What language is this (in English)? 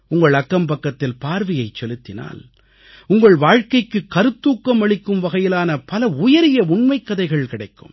Tamil